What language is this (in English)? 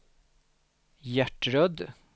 Swedish